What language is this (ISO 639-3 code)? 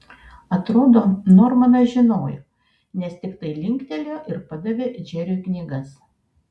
lit